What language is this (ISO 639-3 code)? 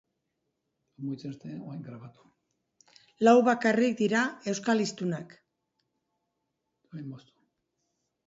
eus